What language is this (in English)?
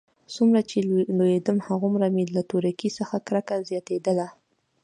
Pashto